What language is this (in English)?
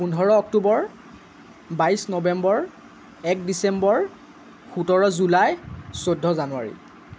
Assamese